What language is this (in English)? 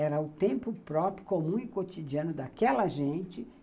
Portuguese